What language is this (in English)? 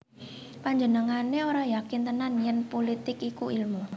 Javanese